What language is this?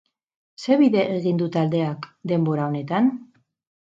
Basque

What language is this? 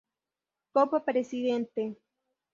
Spanish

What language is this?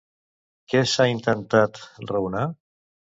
Catalan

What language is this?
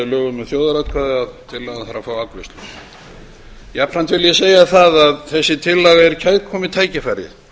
Icelandic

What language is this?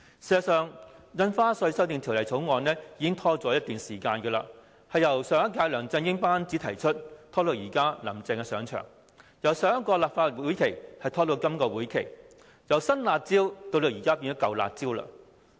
Cantonese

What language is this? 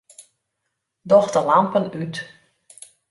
Western Frisian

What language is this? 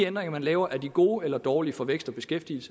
Danish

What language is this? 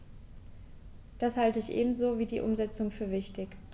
German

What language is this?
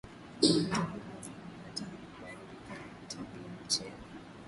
Swahili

